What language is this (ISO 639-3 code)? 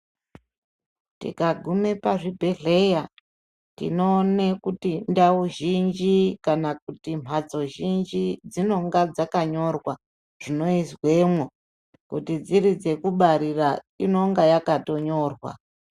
ndc